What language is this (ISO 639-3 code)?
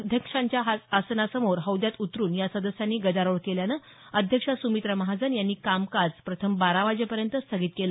mar